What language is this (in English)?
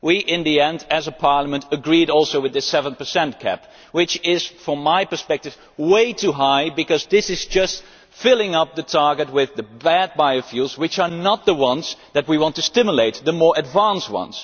English